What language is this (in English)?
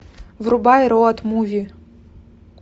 Russian